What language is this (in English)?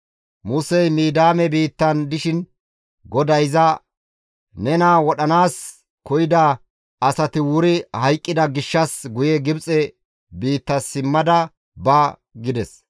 Gamo